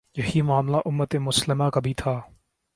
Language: Urdu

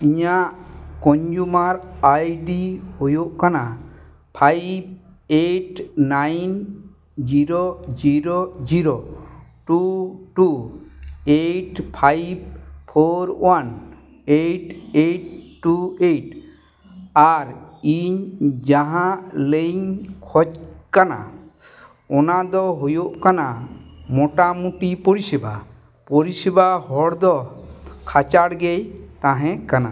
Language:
Santali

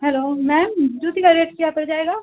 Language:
Urdu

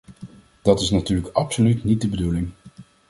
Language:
Dutch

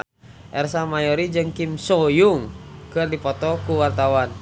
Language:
Sundanese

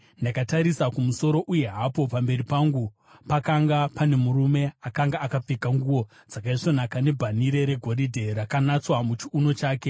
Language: Shona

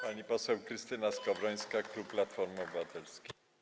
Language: Polish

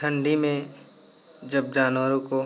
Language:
Hindi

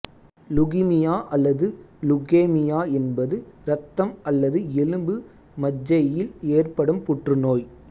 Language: Tamil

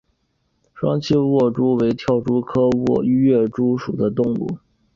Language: Chinese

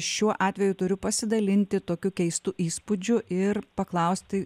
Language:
Lithuanian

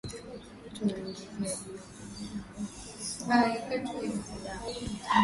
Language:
Swahili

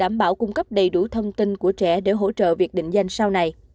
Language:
Vietnamese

